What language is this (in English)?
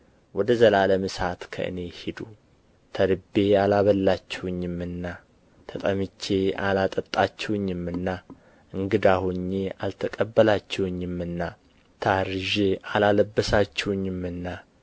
Amharic